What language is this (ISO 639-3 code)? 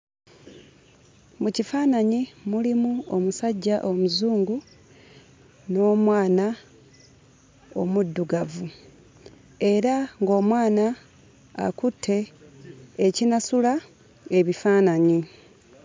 lug